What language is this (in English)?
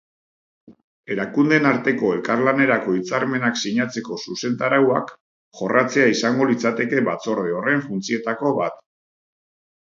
Basque